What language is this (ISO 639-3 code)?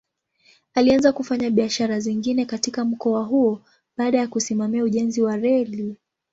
swa